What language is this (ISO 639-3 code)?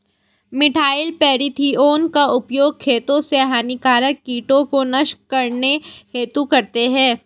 hin